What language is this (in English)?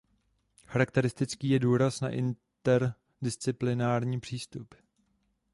Czech